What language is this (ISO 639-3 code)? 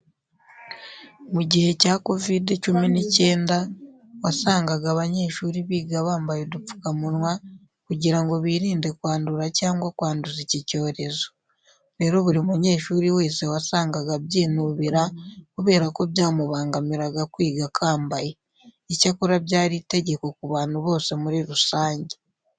kin